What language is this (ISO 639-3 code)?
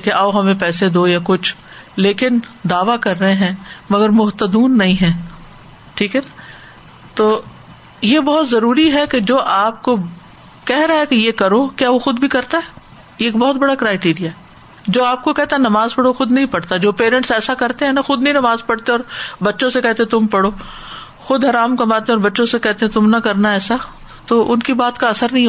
urd